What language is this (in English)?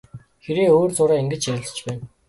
Mongolian